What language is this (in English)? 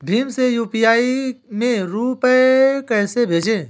Hindi